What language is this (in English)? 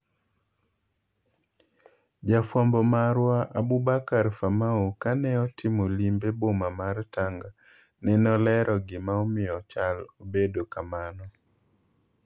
Luo (Kenya and Tanzania)